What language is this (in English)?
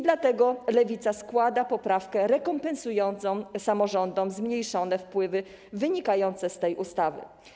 Polish